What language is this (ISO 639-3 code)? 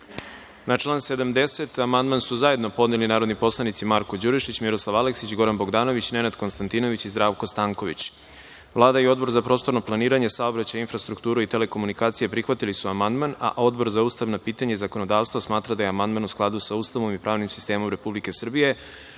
srp